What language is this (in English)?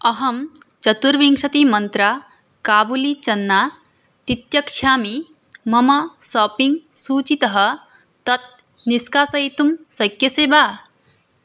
Sanskrit